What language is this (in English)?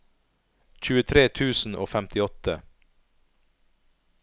Norwegian